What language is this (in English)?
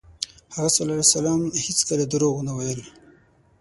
Pashto